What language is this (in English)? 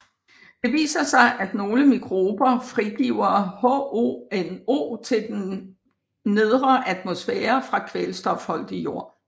Danish